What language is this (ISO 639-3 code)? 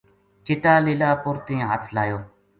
gju